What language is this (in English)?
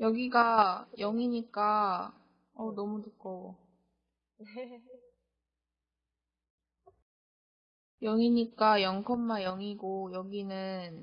Korean